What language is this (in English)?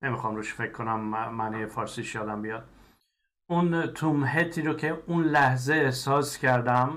Persian